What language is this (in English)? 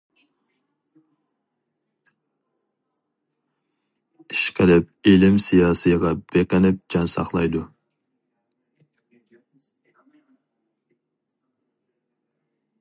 Uyghur